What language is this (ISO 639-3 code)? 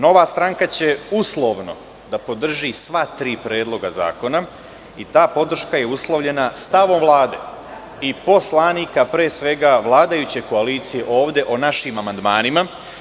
srp